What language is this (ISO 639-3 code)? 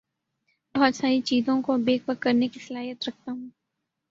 urd